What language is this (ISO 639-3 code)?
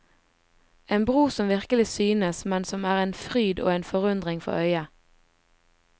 nor